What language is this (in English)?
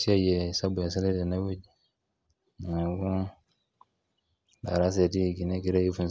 Masai